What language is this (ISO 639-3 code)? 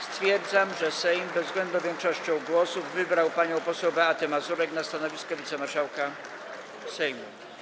pol